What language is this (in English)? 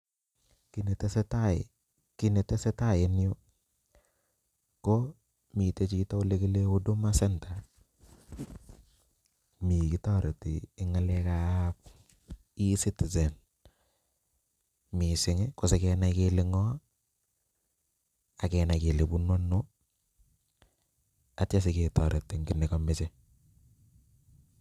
Kalenjin